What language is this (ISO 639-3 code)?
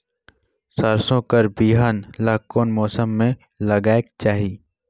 hne